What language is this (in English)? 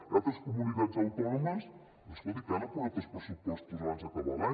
Catalan